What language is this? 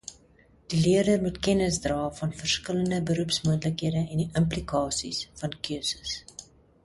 Afrikaans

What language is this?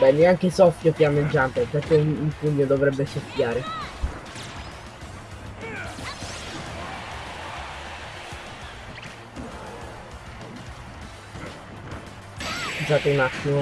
Italian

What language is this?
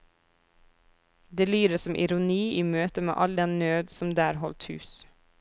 Norwegian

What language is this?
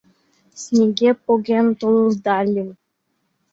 Mari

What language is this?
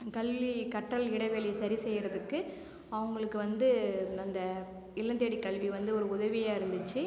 Tamil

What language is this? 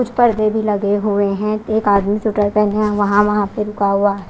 Hindi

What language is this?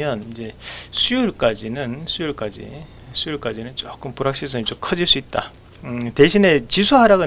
Korean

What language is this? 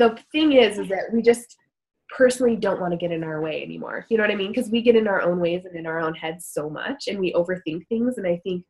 English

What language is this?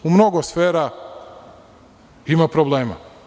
Serbian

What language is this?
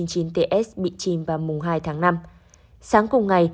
Vietnamese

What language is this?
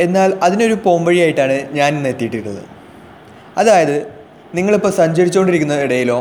Malayalam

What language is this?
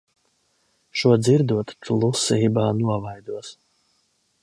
Latvian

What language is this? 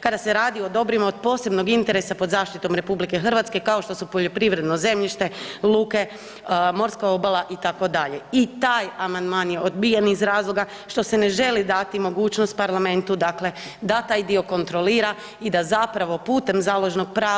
Croatian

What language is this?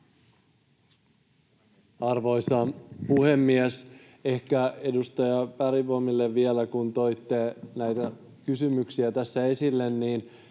Finnish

